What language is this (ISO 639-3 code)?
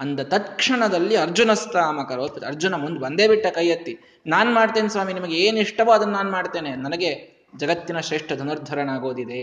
kan